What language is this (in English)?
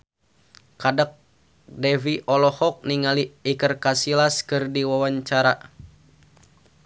Sundanese